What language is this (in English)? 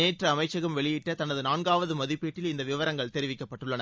Tamil